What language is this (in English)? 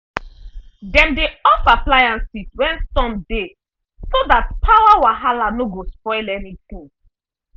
Nigerian Pidgin